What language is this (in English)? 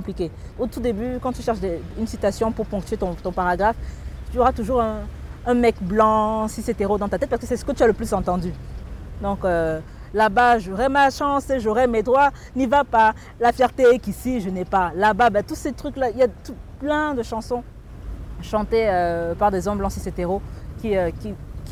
French